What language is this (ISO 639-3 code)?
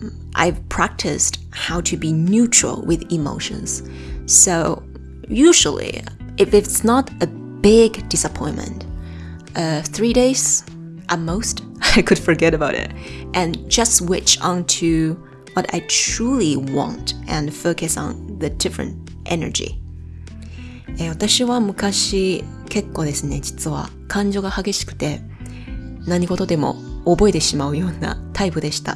jpn